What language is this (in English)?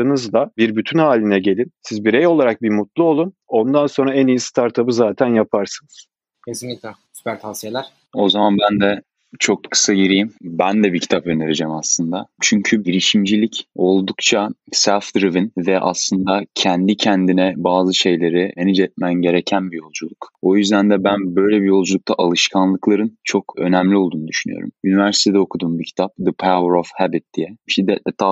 Turkish